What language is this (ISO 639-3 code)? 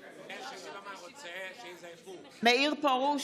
heb